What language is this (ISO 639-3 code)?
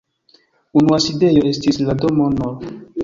epo